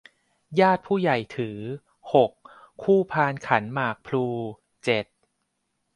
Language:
Thai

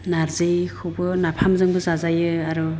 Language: Bodo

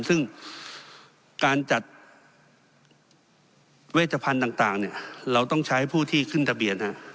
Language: Thai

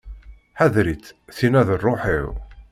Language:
Kabyle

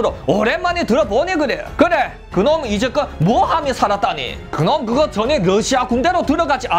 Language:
Korean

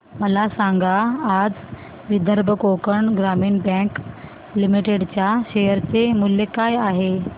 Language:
Marathi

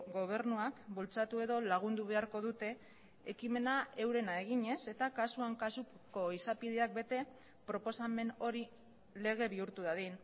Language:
Basque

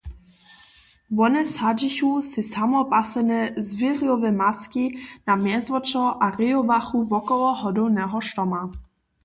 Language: Upper Sorbian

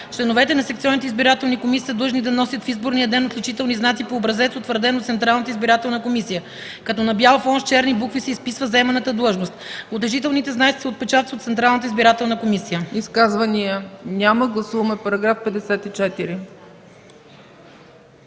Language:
Bulgarian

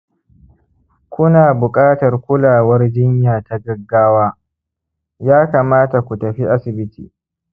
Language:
Hausa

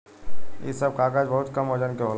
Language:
Bhojpuri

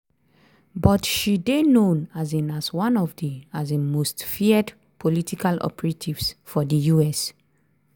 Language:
Nigerian Pidgin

